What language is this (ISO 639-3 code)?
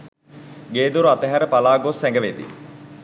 sin